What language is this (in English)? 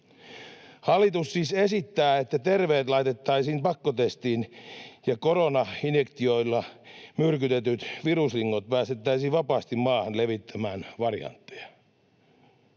Finnish